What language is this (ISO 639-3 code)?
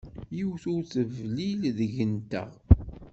kab